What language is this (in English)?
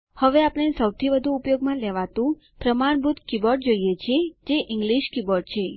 Gujarati